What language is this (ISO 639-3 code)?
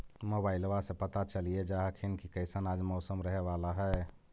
mag